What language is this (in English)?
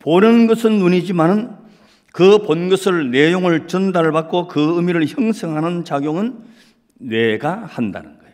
Korean